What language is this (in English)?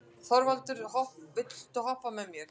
Icelandic